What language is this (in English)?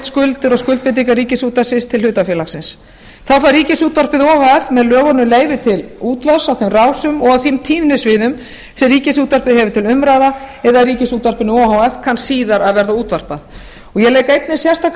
Icelandic